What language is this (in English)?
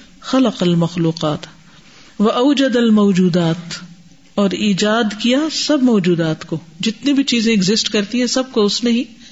Urdu